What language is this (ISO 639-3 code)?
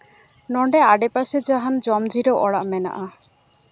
sat